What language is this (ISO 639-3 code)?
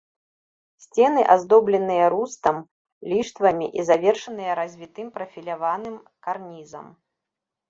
bel